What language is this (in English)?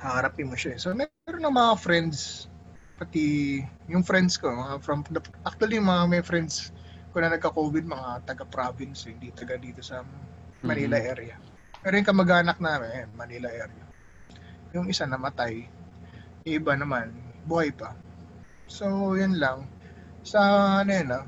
Filipino